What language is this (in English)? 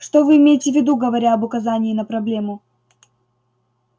Russian